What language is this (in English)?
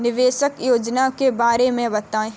Hindi